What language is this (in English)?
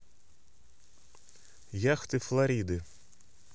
Russian